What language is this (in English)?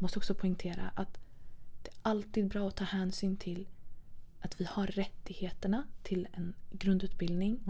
Swedish